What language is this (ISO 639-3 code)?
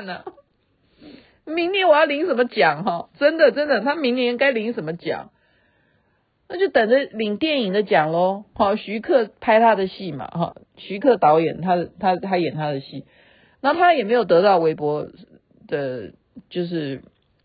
zho